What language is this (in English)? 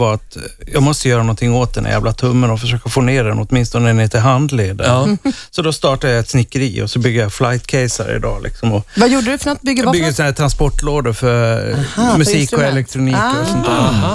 Swedish